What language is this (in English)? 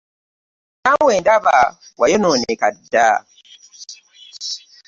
Ganda